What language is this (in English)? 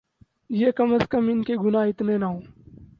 Urdu